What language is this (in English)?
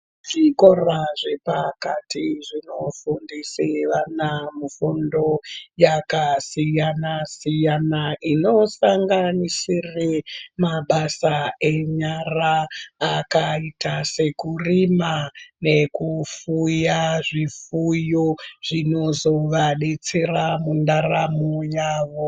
Ndau